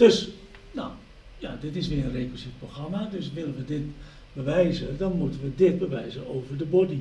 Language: Dutch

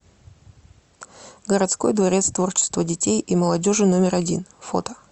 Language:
Russian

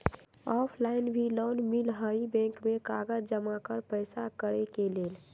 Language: Magahi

